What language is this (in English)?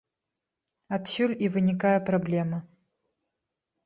Belarusian